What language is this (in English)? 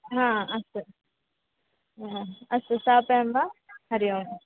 Sanskrit